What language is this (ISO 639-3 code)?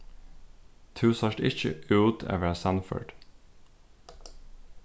fao